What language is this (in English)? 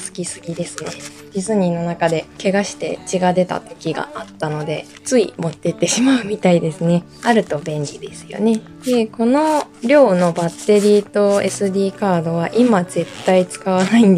Japanese